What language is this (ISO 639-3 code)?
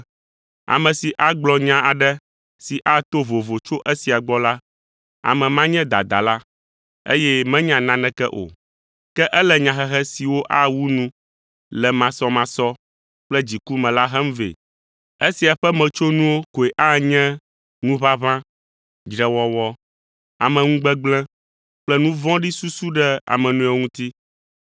ewe